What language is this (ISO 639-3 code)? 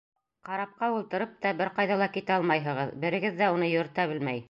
bak